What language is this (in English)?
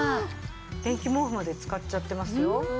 Japanese